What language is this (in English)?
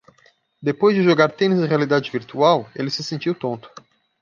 Portuguese